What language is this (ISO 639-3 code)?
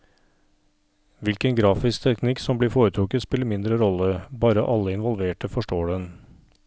nor